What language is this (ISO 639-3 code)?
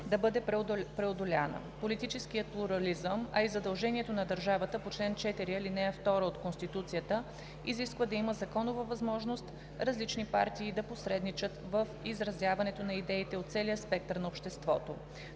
bul